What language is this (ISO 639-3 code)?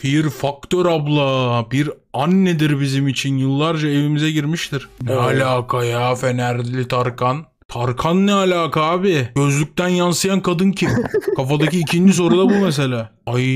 tur